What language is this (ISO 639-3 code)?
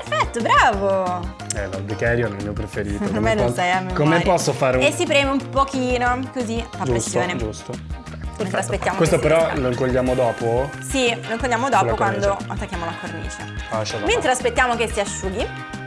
ita